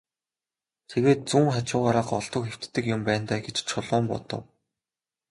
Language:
Mongolian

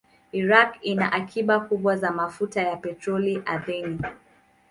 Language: Swahili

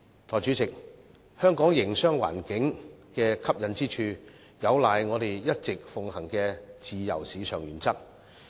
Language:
Cantonese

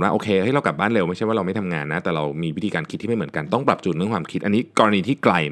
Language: Thai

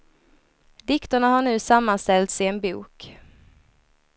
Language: Swedish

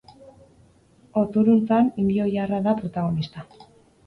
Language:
Basque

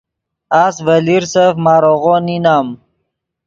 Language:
Yidgha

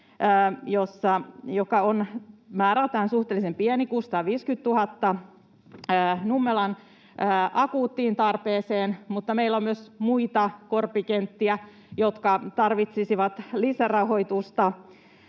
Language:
Finnish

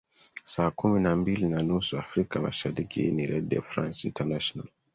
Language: Swahili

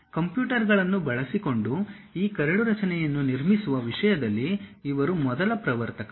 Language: Kannada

